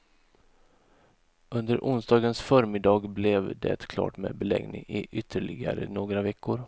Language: Swedish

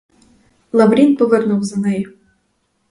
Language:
Ukrainian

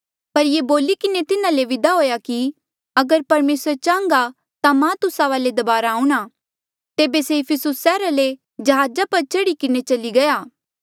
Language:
Mandeali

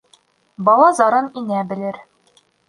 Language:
Bashkir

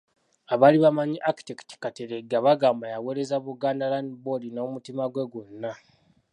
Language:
Ganda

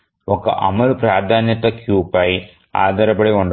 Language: Telugu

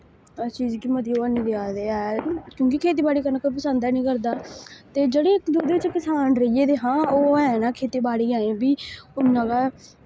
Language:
Dogri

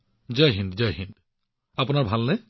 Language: Assamese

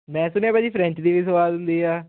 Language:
Punjabi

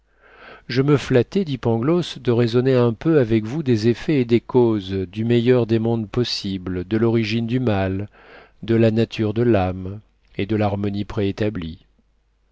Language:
French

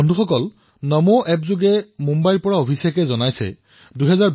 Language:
Assamese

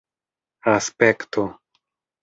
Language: Esperanto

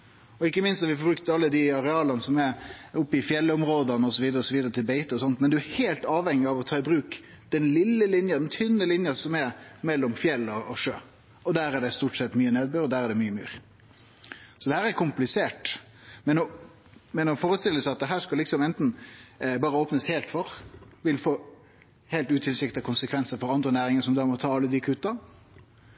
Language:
Norwegian Nynorsk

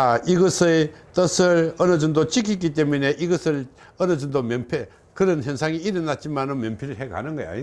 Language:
Korean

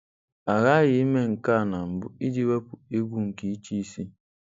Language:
Igbo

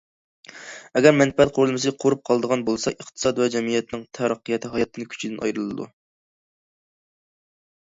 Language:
Uyghur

